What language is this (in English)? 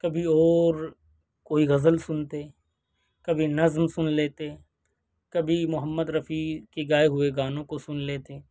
Urdu